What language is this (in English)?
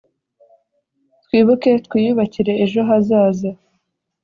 Kinyarwanda